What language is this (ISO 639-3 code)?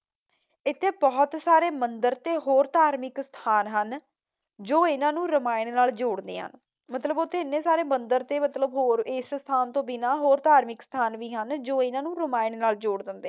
pan